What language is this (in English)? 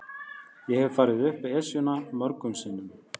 Icelandic